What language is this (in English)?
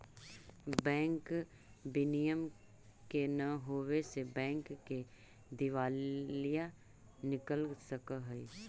Magahi